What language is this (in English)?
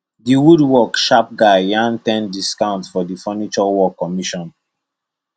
Nigerian Pidgin